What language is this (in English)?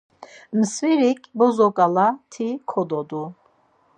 Laz